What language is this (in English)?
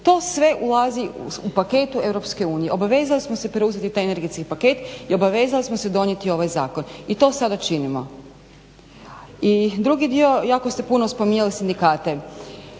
Croatian